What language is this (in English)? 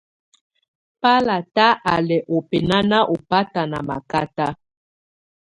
Tunen